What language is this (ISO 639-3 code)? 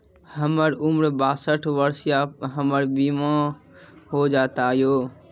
mai